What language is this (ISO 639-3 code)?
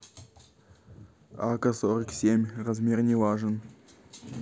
rus